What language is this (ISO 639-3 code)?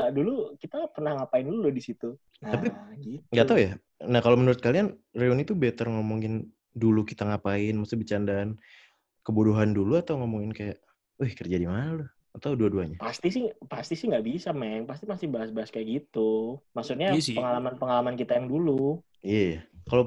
ind